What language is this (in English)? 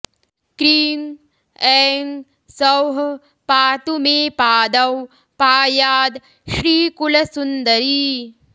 Sanskrit